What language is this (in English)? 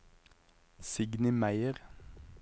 Norwegian